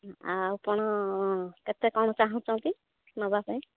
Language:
Odia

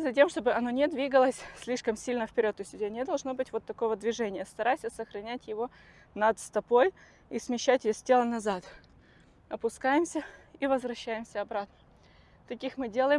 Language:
Russian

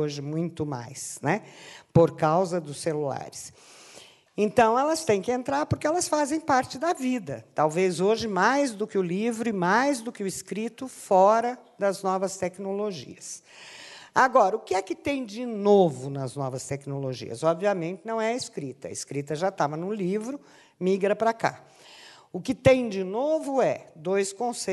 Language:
Portuguese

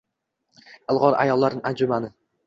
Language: Uzbek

